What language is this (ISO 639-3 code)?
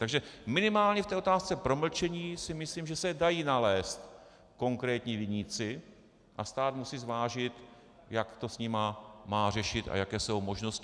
ces